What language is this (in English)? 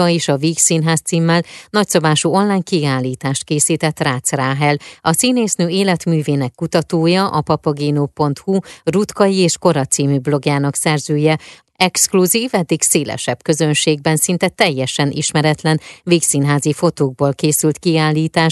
Hungarian